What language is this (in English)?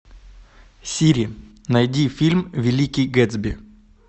Russian